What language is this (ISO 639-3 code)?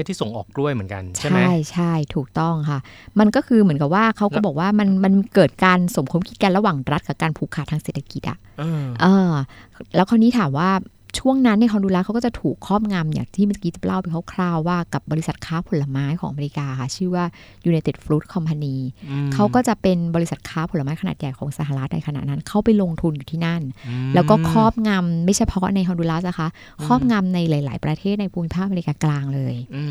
tha